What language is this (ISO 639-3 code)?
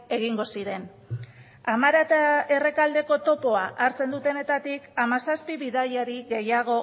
eus